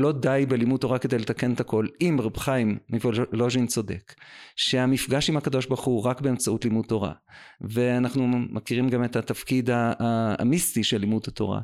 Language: Hebrew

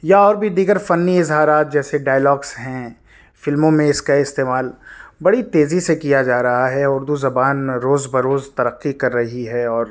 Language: Urdu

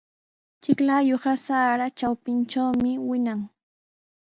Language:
Sihuas Ancash Quechua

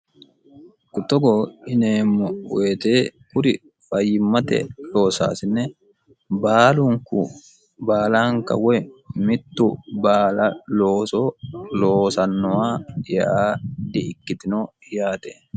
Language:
Sidamo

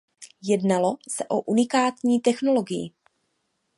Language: Czech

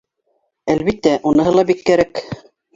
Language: Bashkir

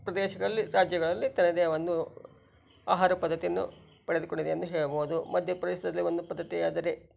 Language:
Kannada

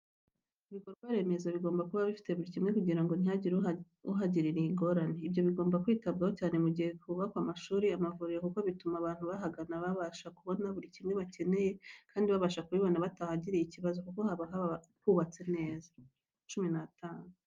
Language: Kinyarwanda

